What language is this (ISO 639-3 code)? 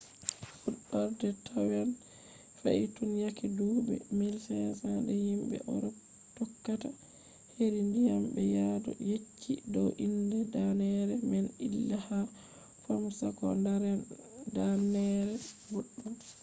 ful